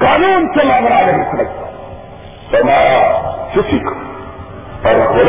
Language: Urdu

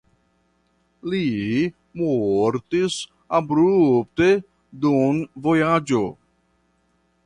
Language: Esperanto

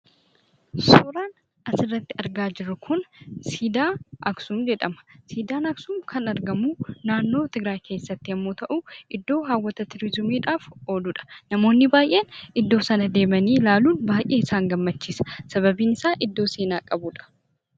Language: Oromo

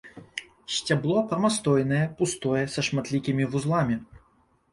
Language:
Belarusian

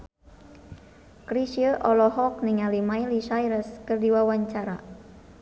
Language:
Sundanese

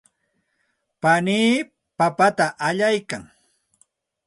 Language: Santa Ana de Tusi Pasco Quechua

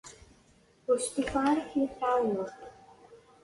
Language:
Kabyle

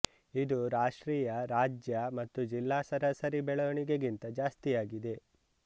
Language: Kannada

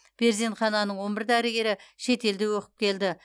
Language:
Kazakh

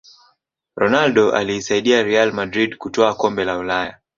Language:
Swahili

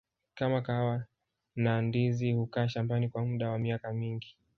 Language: Swahili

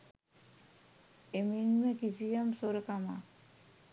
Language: Sinhala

